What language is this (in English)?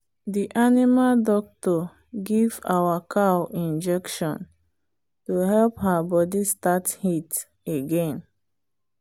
Nigerian Pidgin